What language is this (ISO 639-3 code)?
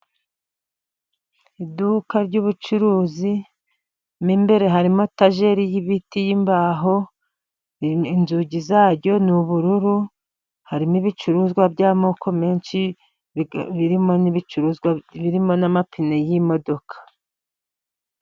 kin